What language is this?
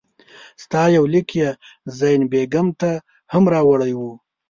Pashto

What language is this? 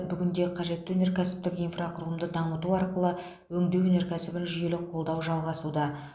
Kazakh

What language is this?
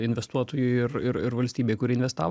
Lithuanian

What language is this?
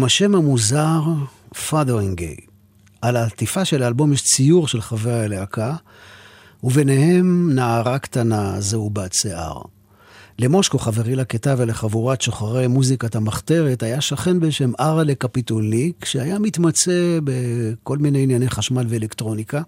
Hebrew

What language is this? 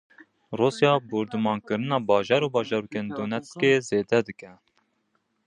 Kurdish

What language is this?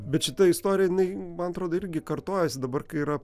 Lithuanian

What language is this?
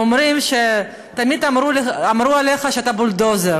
Hebrew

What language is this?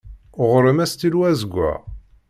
Kabyle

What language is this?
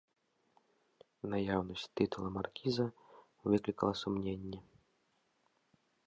Belarusian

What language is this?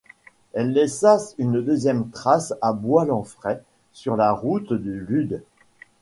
French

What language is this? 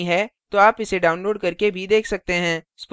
Hindi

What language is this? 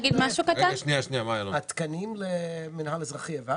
Hebrew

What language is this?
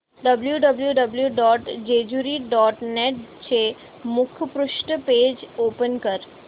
Marathi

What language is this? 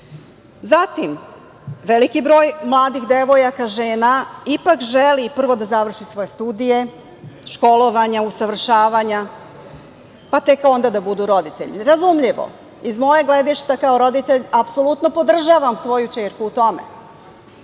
Serbian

